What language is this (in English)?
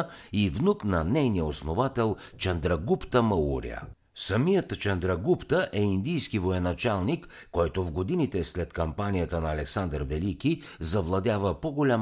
Bulgarian